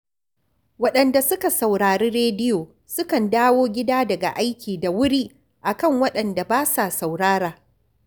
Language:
Hausa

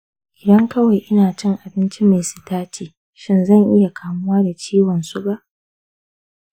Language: Hausa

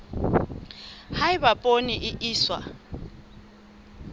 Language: Southern Sotho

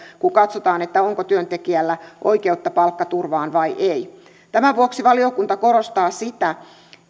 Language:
Finnish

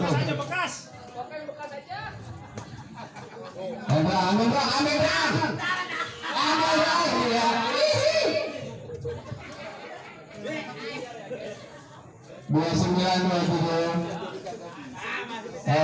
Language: Indonesian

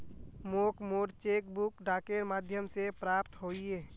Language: Magahi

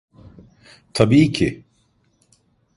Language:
Turkish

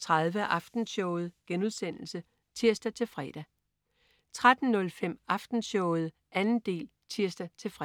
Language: Danish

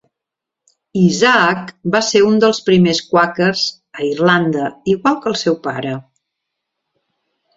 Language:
Catalan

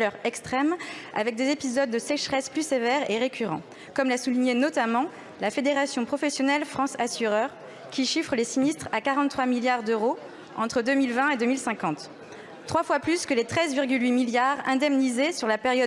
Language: French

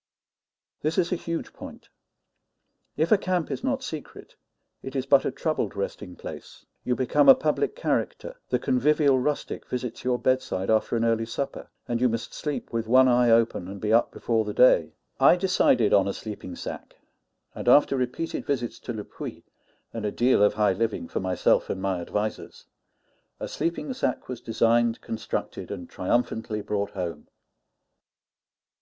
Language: English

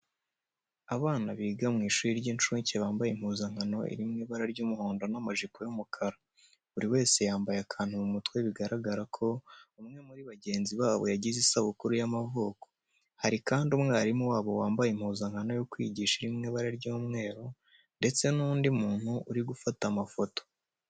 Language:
Kinyarwanda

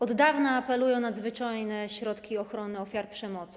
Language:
Polish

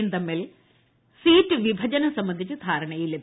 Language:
Malayalam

